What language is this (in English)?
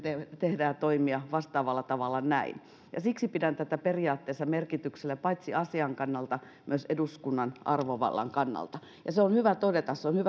Finnish